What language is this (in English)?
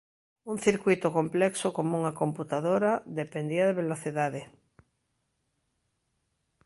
Galician